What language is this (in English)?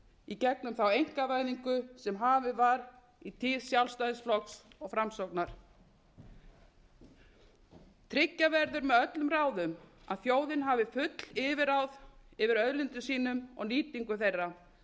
Icelandic